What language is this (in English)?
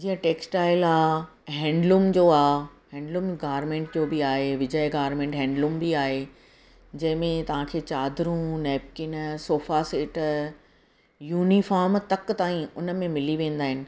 Sindhi